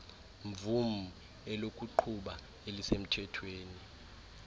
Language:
Xhosa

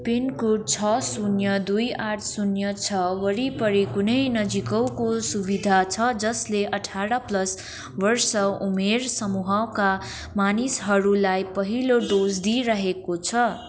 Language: Nepali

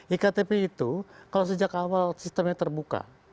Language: Indonesian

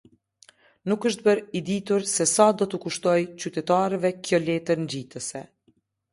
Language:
Albanian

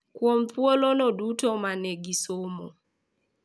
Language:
Luo (Kenya and Tanzania)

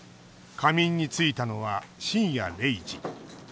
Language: Japanese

